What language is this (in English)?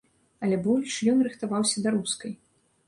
Belarusian